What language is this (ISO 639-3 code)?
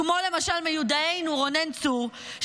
heb